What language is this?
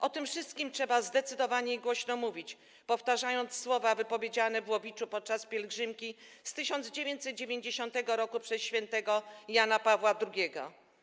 Polish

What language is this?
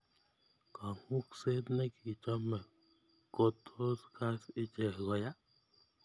Kalenjin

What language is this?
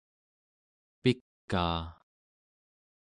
Central Yupik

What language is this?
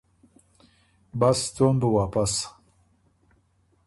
Ormuri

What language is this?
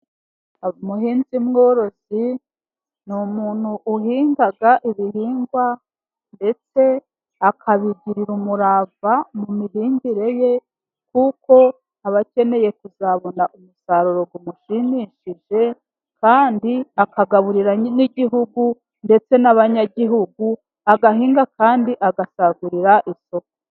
Kinyarwanda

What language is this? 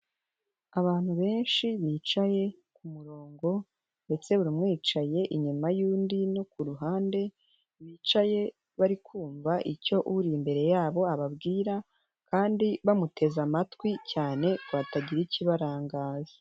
Kinyarwanda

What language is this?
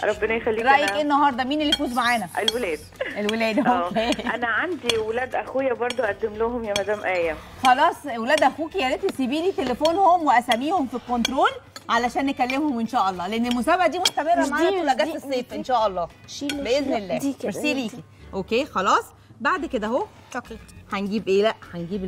Arabic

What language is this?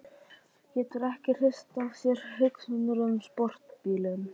Icelandic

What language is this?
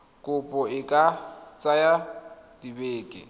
Tswana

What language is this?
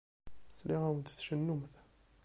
Kabyle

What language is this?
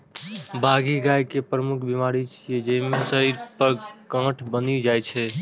Maithili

